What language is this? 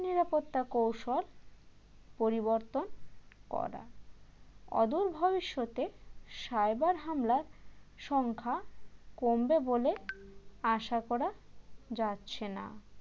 Bangla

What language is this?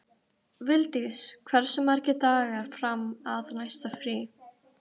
Icelandic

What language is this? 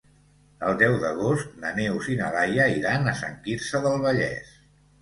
Catalan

